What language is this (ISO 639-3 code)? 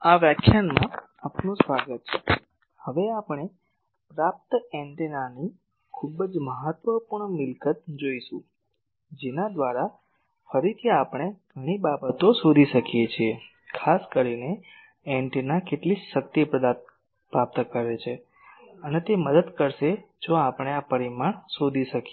guj